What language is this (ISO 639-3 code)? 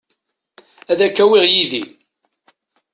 kab